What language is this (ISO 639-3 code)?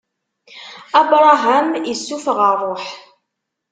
kab